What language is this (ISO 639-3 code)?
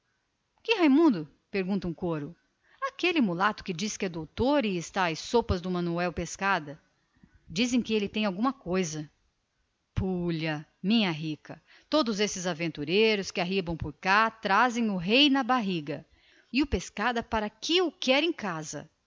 por